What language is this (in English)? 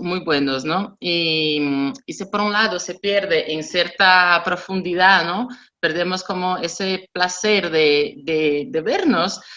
Spanish